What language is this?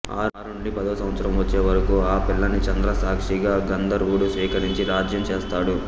Telugu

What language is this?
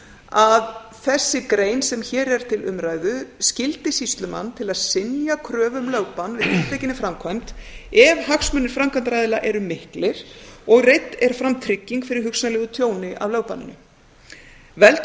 Icelandic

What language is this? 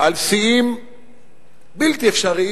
Hebrew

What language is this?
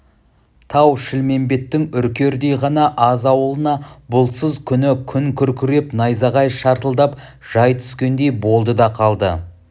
Kazakh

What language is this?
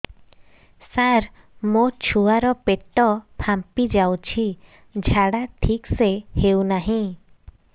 Odia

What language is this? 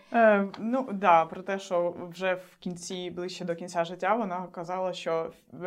Ukrainian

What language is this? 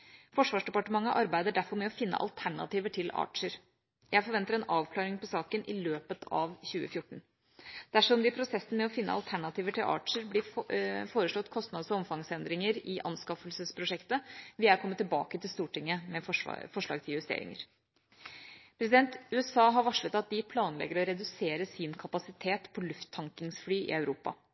Norwegian Bokmål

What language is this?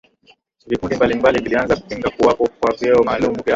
Swahili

